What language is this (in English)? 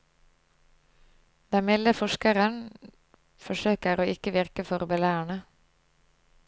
Norwegian